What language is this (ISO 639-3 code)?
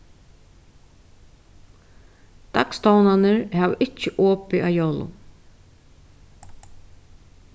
fao